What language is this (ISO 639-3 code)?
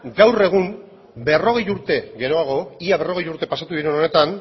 eus